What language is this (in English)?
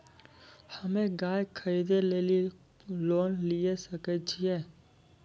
Maithili